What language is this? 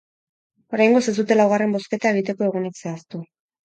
Basque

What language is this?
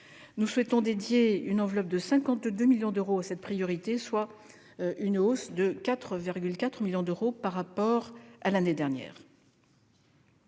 French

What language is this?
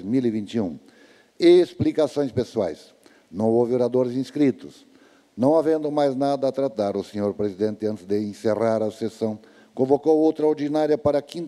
Portuguese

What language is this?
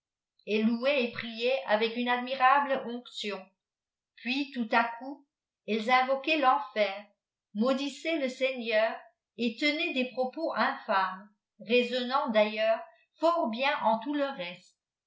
French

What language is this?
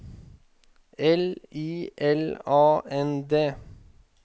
Norwegian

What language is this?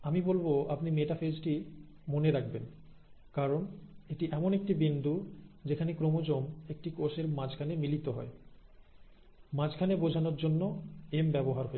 Bangla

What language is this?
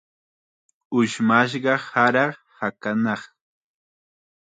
Chiquián Ancash Quechua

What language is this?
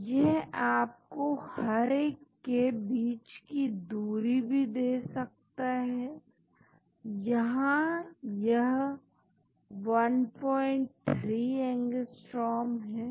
Hindi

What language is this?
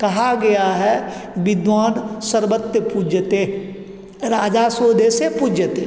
Hindi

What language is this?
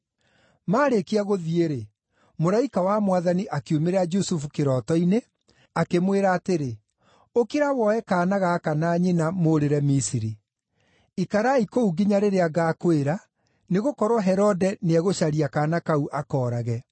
Kikuyu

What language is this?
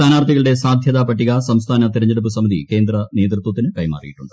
Malayalam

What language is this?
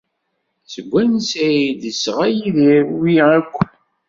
Kabyle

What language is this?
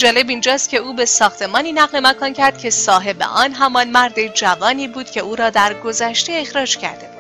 Persian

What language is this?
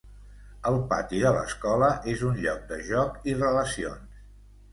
Catalan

